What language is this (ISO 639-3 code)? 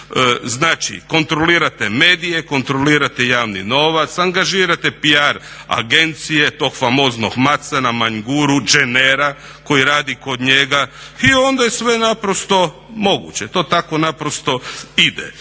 hrv